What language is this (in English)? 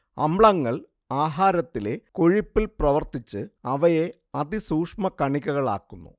Malayalam